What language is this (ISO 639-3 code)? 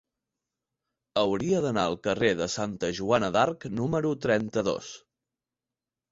cat